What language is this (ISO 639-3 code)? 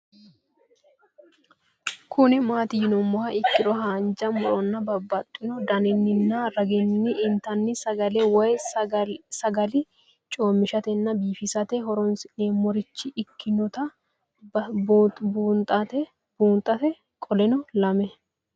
sid